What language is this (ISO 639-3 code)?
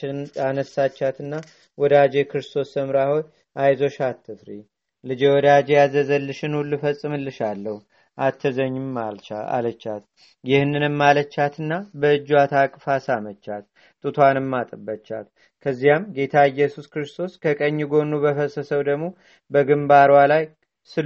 amh